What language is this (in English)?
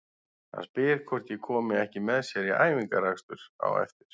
Icelandic